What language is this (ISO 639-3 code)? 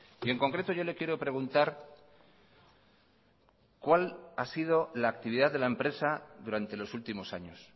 spa